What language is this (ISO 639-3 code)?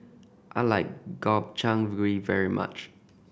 eng